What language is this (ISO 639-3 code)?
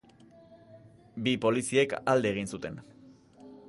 eus